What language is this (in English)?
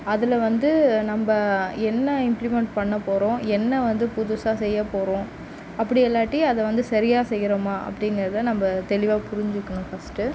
Tamil